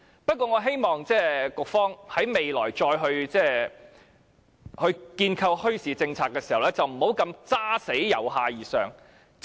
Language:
Cantonese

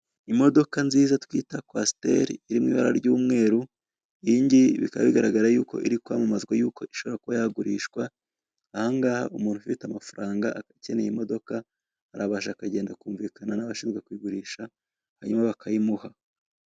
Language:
Kinyarwanda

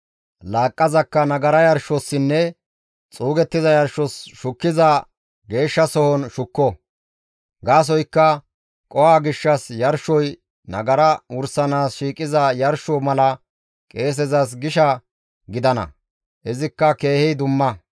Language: Gamo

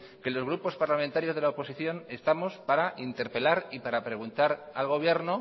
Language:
Spanish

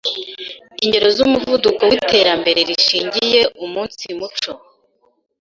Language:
Kinyarwanda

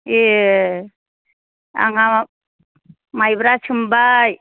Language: Bodo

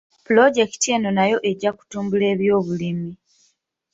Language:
Ganda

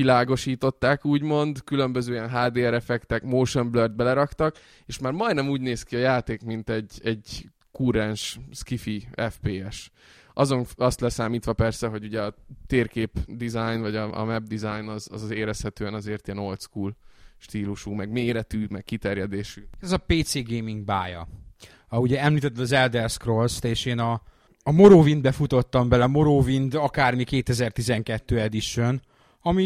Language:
Hungarian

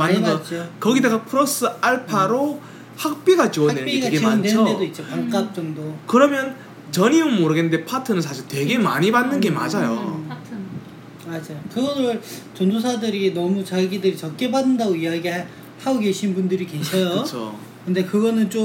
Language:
Korean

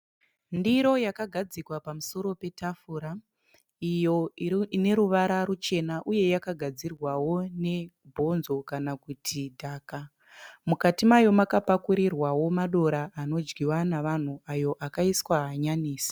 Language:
Shona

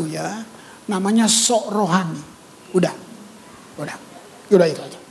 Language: Indonesian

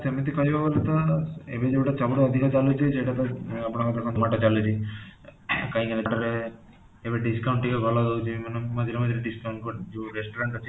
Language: Odia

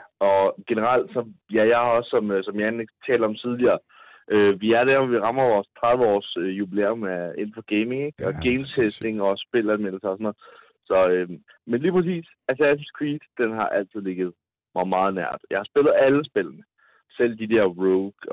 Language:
Danish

